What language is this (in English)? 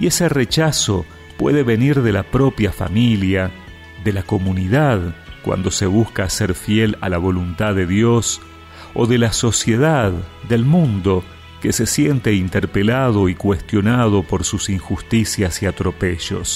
Spanish